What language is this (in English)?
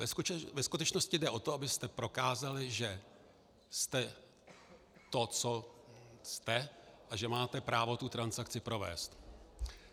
Czech